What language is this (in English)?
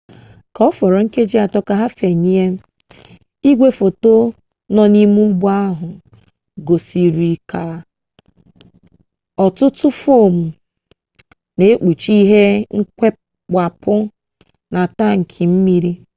Igbo